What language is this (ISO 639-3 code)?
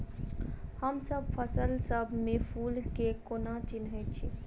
mai